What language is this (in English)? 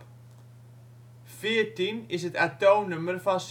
Dutch